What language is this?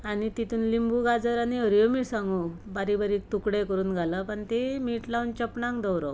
Konkani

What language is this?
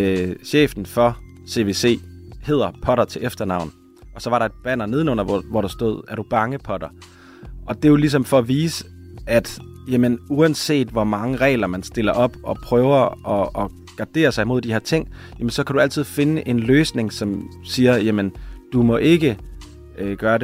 Danish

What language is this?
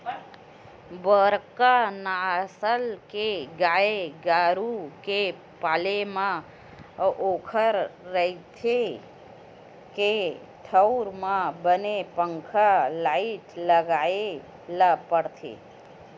Chhattisgarhi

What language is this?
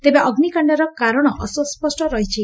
Odia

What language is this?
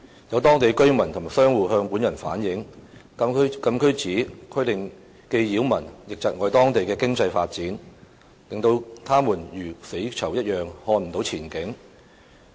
Cantonese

